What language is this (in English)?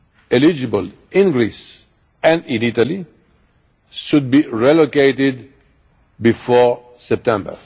English